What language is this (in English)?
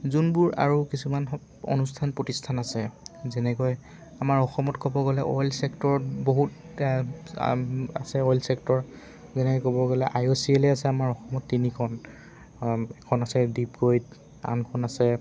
Assamese